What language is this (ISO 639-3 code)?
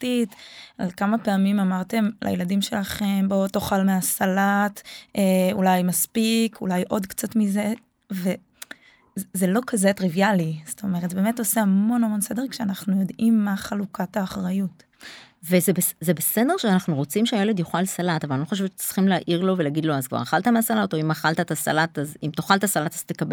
heb